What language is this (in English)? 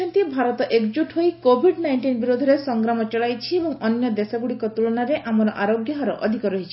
Odia